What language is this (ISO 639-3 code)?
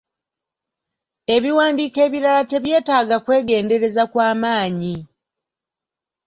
lug